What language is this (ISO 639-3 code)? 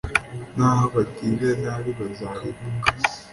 kin